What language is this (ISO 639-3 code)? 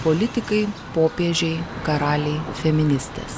lit